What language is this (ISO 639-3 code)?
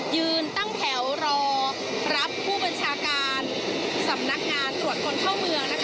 tha